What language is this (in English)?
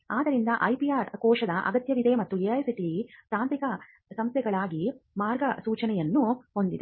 Kannada